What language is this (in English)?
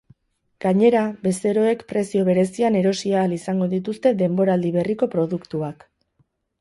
Basque